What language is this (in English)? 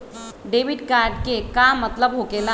Magahi